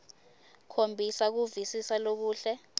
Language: Swati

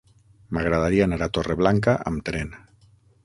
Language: Catalan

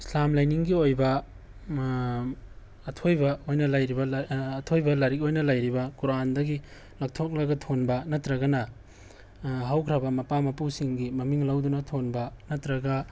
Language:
Manipuri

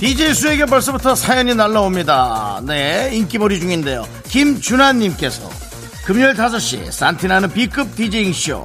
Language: Korean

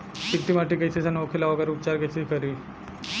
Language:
Bhojpuri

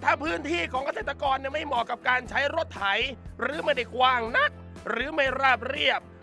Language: Thai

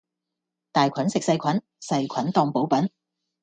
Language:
Cantonese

